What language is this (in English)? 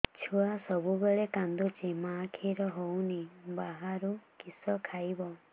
Odia